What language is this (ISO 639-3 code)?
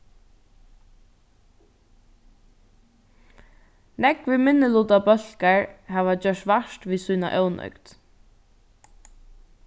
fao